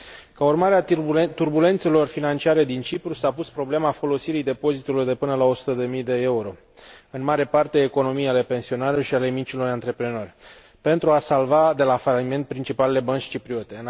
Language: Romanian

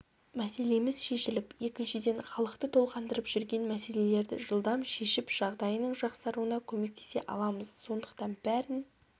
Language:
Kazakh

